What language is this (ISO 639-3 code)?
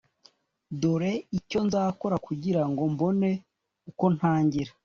kin